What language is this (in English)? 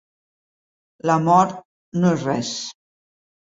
Catalan